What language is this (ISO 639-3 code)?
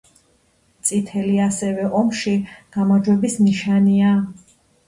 kat